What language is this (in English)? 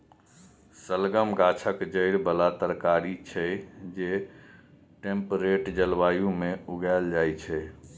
Maithili